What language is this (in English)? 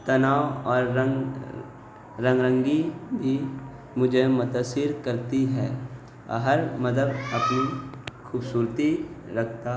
Urdu